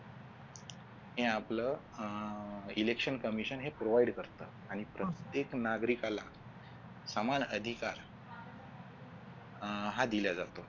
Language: Marathi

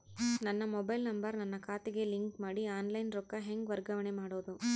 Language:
Kannada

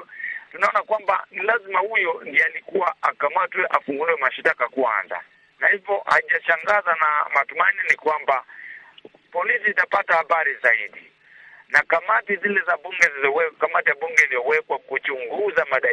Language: Swahili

